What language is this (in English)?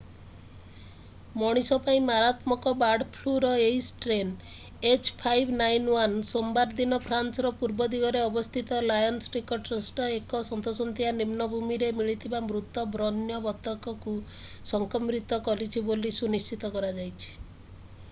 Odia